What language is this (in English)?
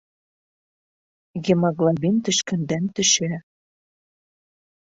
Bashkir